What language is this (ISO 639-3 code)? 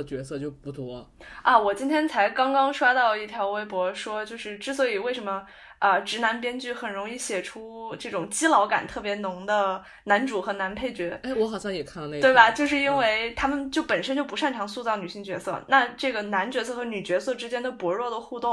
zho